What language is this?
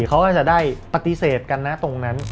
Thai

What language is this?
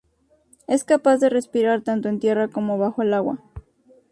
Spanish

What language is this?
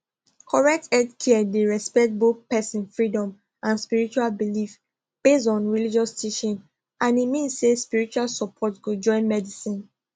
Nigerian Pidgin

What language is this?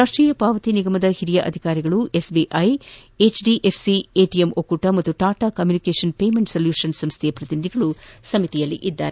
Kannada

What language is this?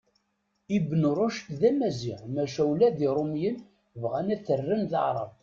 Kabyle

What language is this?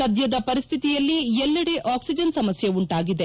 Kannada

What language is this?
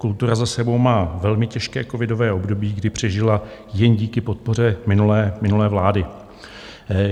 Czech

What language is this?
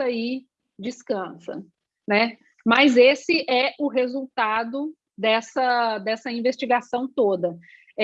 Portuguese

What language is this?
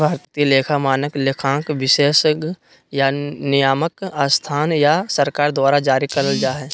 Magahi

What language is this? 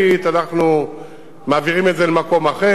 Hebrew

